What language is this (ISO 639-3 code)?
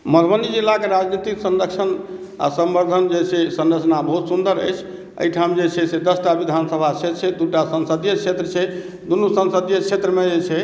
mai